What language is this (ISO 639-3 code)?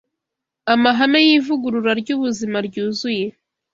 kin